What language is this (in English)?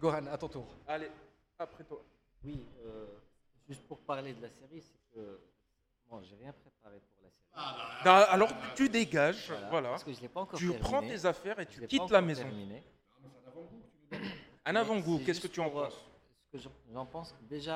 French